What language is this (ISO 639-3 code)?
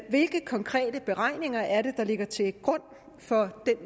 dan